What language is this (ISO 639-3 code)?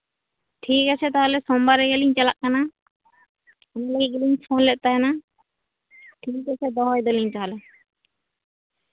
sat